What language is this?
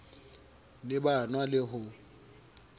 Southern Sotho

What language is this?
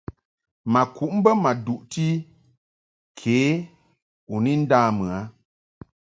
Mungaka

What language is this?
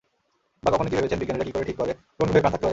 Bangla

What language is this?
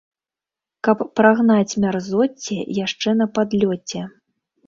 Belarusian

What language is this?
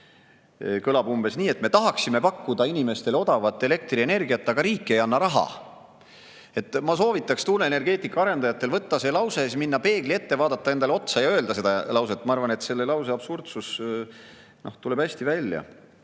Estonian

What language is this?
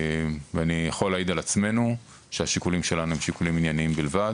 Hebrew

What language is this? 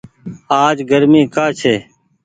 Goaria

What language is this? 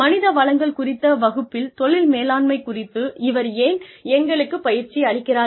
Tamil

